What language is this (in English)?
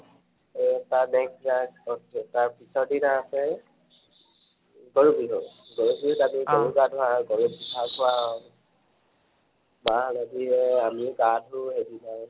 Assamese